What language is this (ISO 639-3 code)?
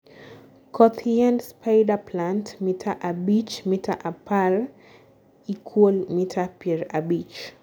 luo